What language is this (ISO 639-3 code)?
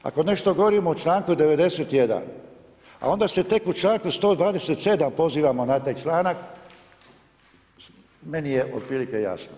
hrv